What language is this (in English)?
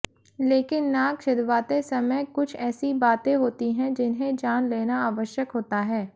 Hindi